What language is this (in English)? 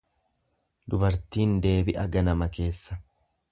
Oromo